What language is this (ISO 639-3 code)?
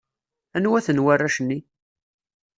kab